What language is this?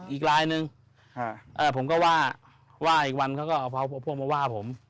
Thai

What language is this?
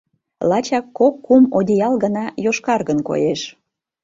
Mari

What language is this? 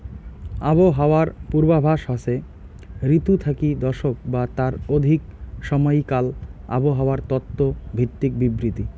Bangla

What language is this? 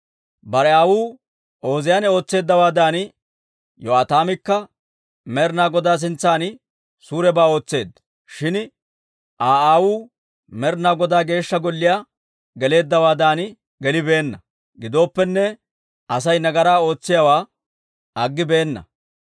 Dawro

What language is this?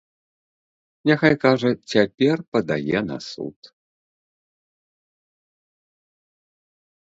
Belarusian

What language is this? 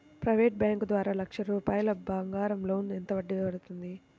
Telugu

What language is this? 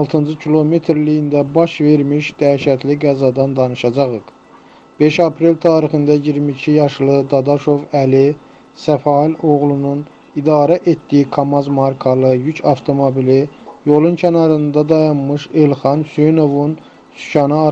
Turkish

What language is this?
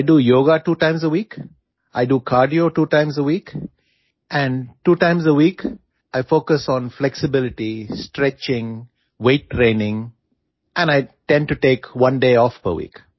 Gujarati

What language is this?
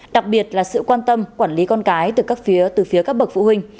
Vietnamese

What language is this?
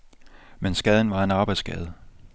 Danish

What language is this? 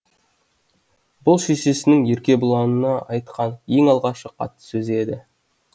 Kazakh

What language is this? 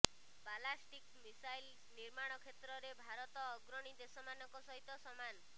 Odia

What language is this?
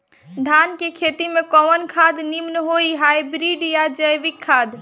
Bhojpuri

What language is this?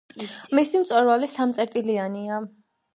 Georgian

